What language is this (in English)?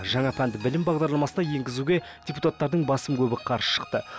Kazakh